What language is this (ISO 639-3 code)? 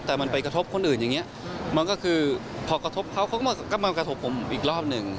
tha